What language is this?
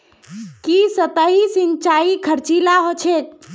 Magahi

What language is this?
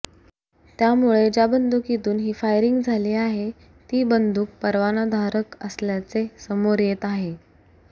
Marathi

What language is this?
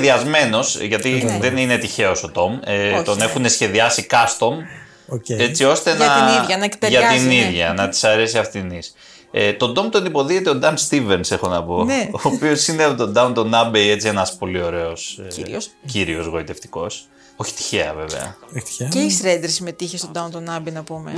Greek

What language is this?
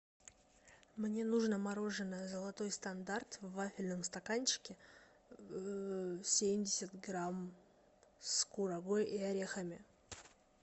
Russian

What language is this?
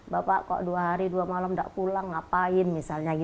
Indonesian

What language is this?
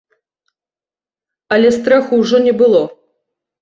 Belarusian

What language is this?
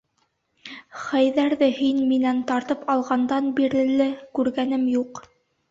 Bashkir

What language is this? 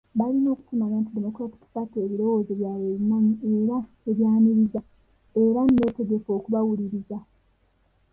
Ganda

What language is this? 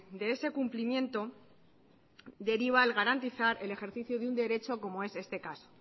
Spanish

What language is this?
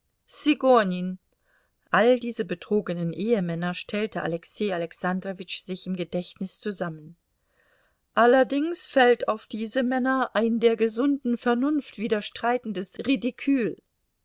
German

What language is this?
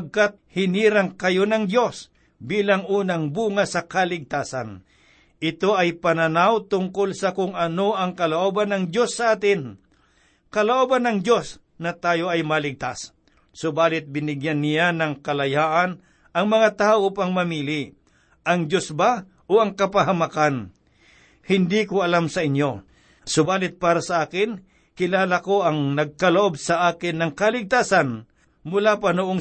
Filipino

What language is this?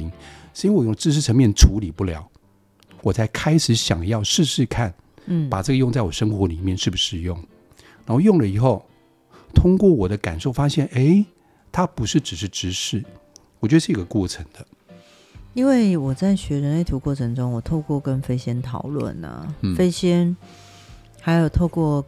Chinese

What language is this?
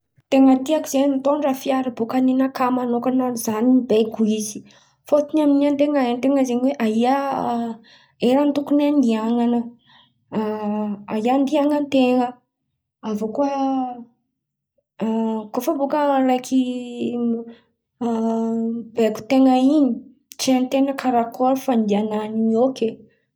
Antankarana Malagasy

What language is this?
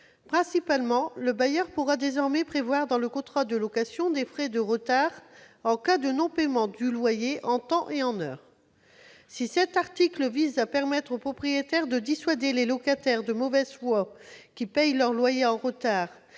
French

